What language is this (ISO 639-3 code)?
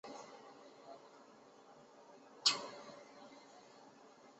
zho